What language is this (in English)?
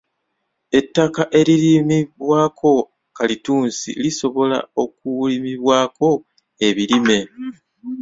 Ganda